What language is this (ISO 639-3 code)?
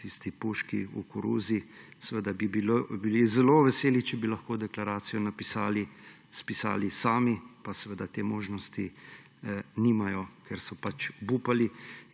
slv